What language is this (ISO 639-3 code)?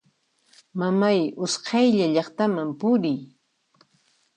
qxp